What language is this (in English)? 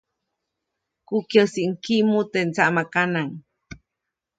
Copainalá Zoque